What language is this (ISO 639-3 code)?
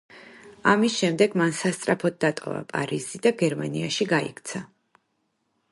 kat